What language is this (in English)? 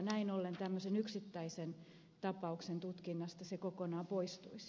Finnish